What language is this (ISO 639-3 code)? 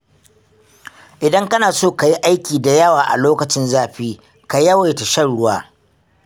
hau